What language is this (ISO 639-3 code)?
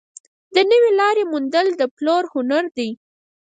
pus